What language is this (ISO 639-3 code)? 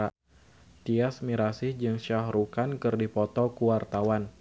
sun